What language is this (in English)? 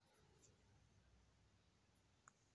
Kalenjin